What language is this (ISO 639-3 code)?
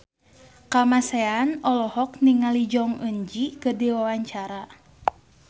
sun